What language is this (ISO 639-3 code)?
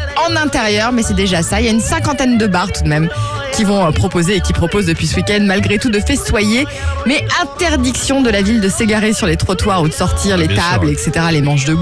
fra